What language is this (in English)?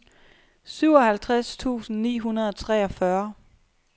Danish